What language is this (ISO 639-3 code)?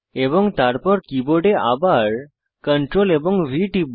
ben